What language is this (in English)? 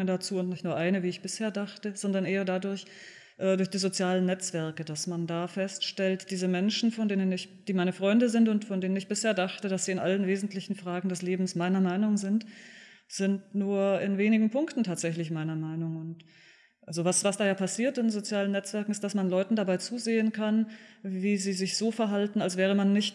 German